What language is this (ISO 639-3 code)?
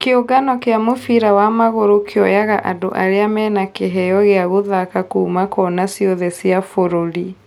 kik